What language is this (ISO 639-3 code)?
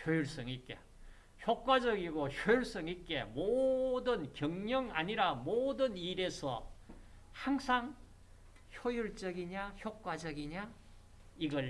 kor